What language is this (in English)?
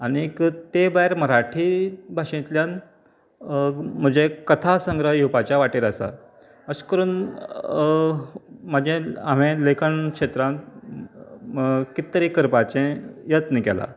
Konkani